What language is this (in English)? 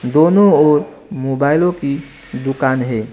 Hindi